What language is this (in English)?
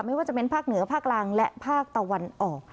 Thai